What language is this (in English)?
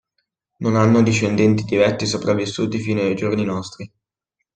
Italian